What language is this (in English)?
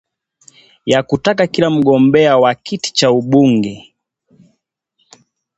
Swahili